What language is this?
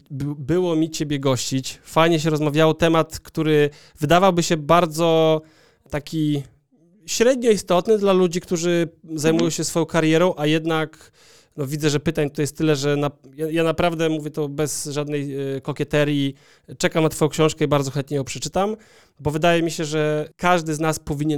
Polish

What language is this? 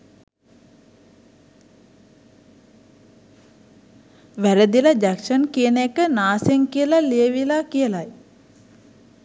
Sinhala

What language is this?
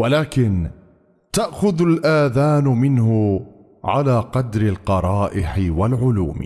Arabic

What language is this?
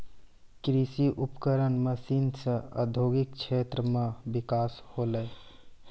Maithili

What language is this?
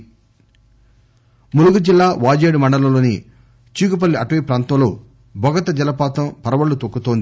Telugu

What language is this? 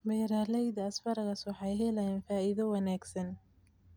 Somali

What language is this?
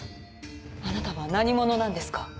Japanese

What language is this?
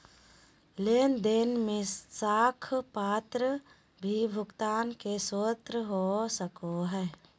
Magahi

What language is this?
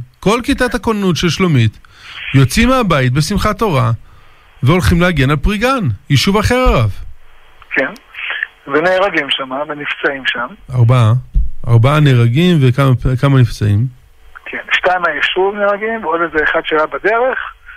Hebrew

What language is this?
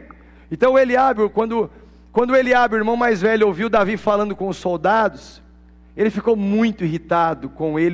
Portuguese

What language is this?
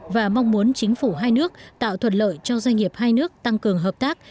Vietnamese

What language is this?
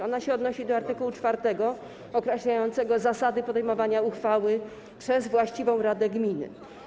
Polish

